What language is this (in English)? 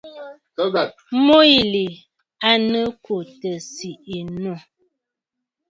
Bafut